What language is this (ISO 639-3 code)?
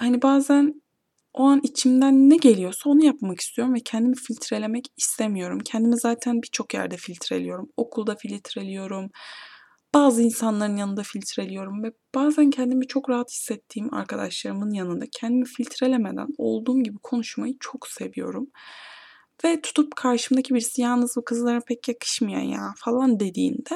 tur